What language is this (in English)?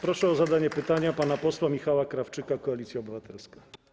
Polish